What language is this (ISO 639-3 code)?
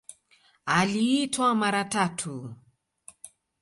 swa